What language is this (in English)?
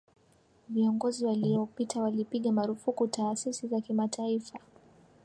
Swahili